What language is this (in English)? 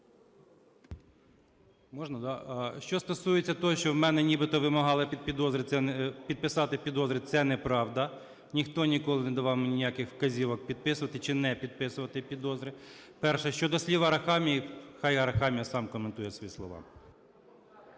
Ukrainian